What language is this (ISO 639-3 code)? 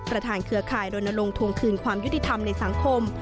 tha